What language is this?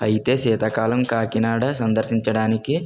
Telugu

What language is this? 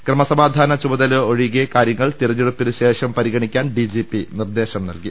Malayalam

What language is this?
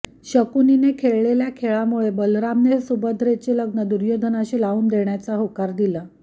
Marathi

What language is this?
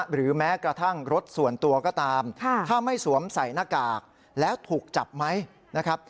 Thai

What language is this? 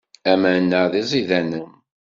Kabyle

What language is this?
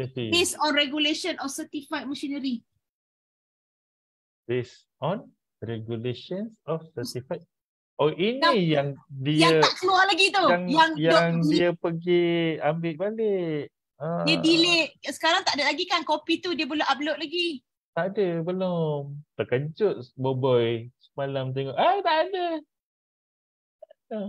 Malay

